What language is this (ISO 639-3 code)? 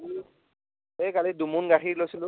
asm